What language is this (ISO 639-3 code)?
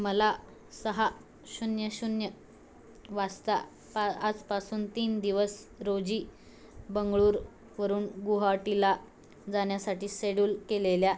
mar